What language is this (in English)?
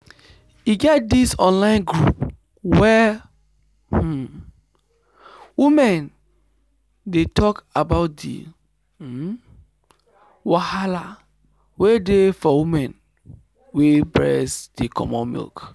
Nigerian Pidgin